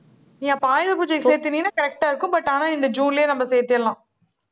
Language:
Tamil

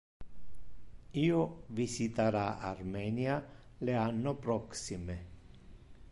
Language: Interlingua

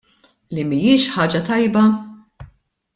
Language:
Maltese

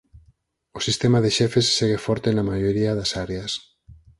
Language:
Galician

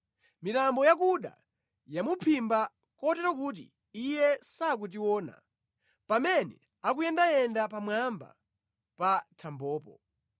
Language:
Nyanja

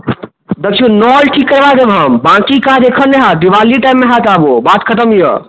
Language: Maithili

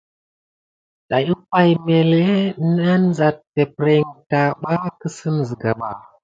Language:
Gidar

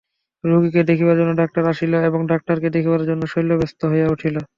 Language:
Bangla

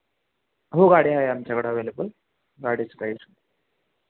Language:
Marathi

